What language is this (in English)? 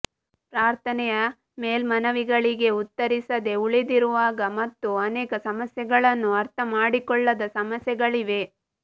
Kannada